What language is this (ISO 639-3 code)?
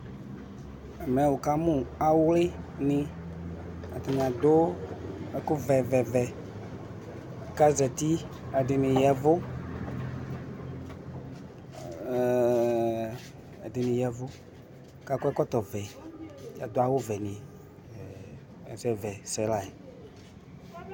kpo